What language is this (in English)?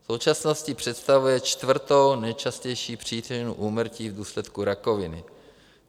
Czech